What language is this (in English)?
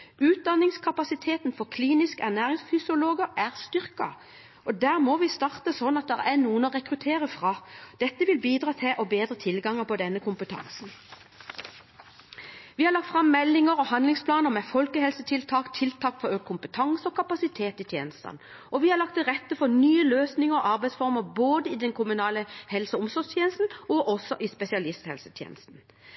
Norwegian Bokmål